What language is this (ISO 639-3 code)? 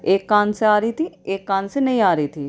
urd